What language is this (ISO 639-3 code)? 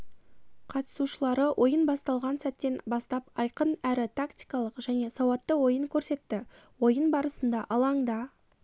kaz